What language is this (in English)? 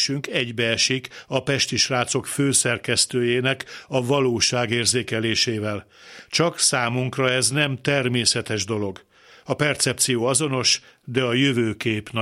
Hungarian